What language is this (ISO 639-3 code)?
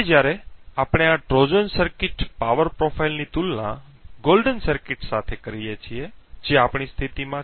guj